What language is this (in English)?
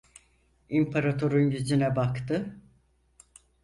Turkish